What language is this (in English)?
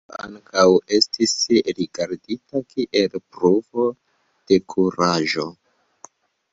Esperanto